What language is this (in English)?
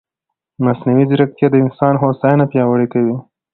Pashto